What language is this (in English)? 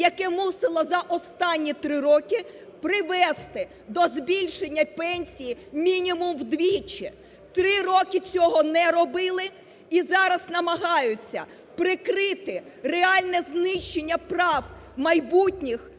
Ukrainian